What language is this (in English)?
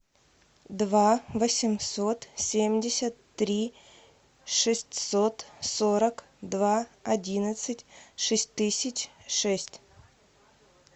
Russian